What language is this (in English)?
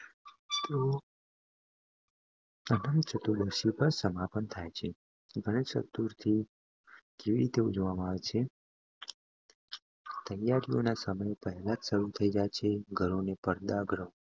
Gujarati